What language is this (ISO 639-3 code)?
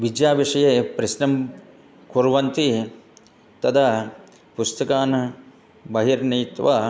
san